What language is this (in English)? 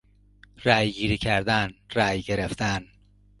Persian